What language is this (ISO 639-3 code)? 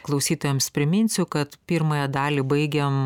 lit